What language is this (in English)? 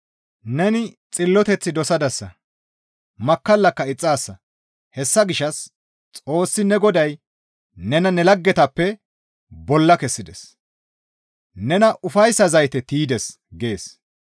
Gamo